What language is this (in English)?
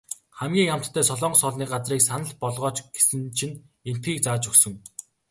Mongolian